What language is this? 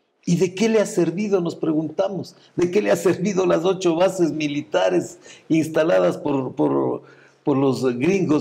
Spanish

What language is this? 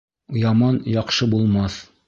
Bashkir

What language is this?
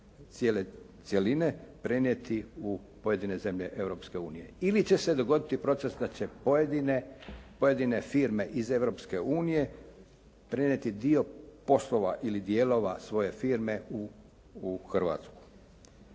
Croatian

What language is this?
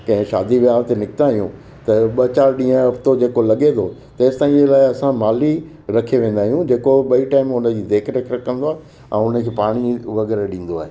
Sindhi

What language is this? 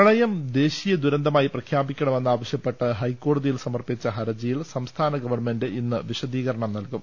Malayalam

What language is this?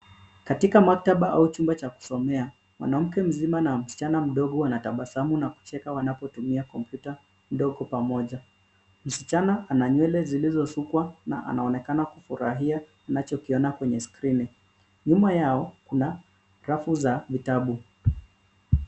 Swahili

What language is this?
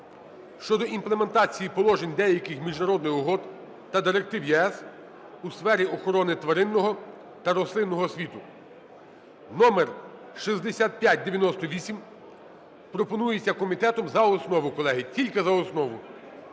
Ukrainian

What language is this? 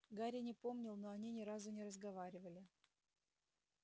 Russian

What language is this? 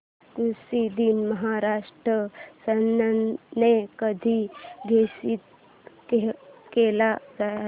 Marathi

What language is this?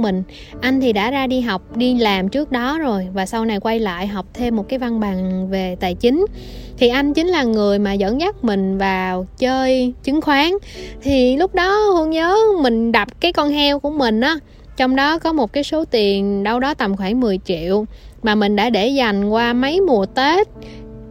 Vietnamese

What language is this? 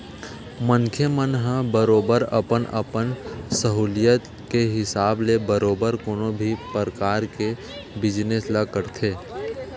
Chhattisgarhi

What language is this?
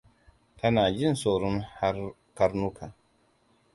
Hausa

